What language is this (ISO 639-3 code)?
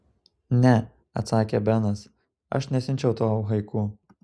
lit